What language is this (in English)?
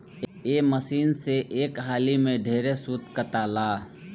Bhojpuri